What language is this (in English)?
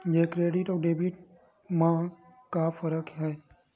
Chhattisgarhi